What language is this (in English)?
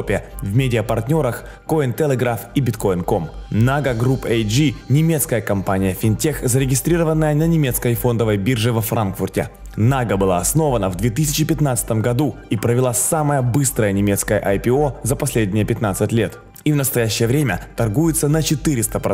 Russian